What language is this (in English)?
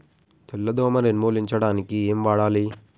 Telugu